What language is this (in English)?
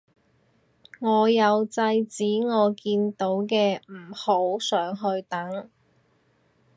Cantonese